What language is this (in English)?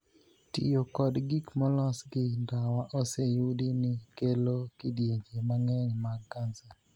Luo (Kenya and Tanzania)